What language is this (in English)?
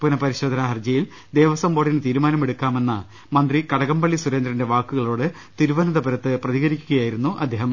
Malayalam